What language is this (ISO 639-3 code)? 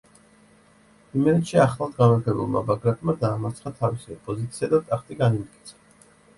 kat